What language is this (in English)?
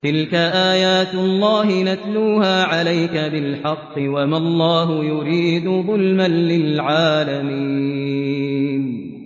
Arabic